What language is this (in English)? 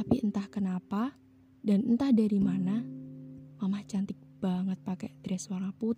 Indonesian